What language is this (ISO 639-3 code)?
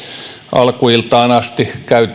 fin